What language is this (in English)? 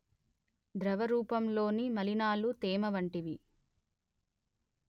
Telugu